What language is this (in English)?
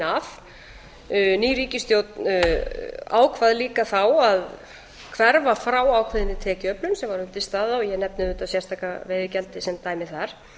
Icelandic